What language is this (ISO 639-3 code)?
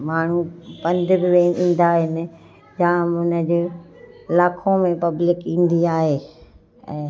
snd